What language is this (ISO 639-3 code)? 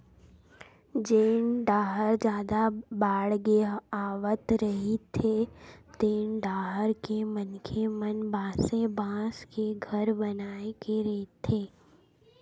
hne